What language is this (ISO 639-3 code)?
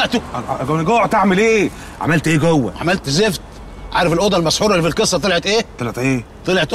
ara